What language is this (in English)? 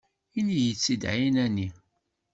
Kabyle